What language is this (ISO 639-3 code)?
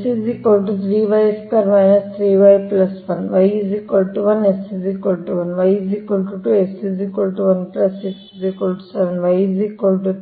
kan